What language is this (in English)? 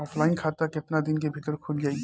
Bhojpuri